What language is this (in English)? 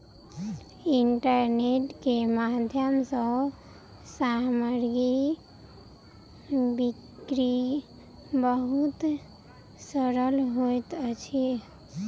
Maithili